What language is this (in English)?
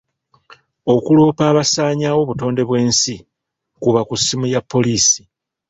Ganda